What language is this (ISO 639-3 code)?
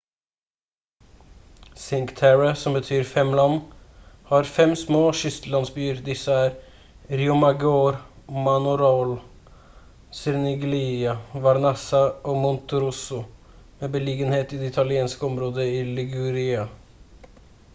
nob